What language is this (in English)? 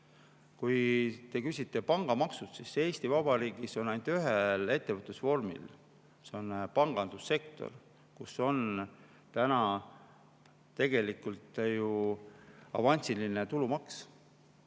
Estonian